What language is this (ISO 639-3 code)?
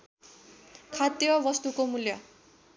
nep